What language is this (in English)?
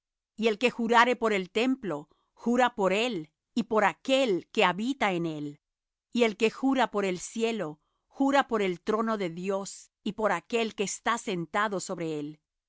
Spanish